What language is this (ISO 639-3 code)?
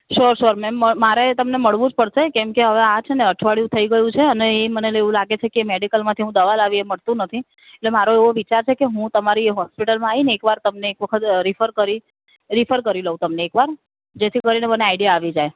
guj